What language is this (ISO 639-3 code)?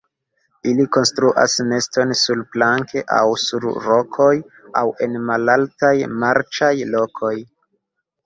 epo